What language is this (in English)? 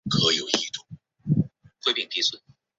Chinese